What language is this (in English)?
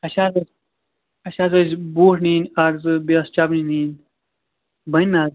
Kashmiri